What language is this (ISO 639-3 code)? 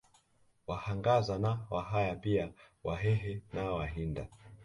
swa